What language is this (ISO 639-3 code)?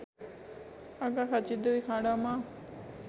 nep